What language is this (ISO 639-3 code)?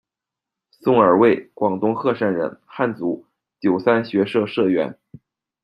zho